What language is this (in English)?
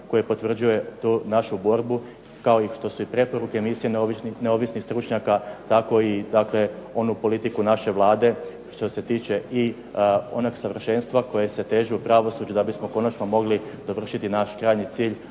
Croatian